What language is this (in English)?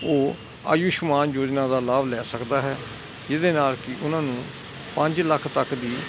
Punjabi